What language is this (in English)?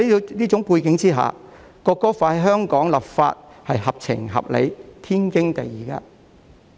Cantonese